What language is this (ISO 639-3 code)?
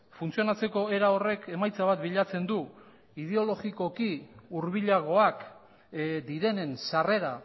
eus